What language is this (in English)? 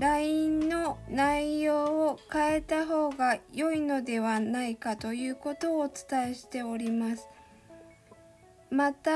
Japanese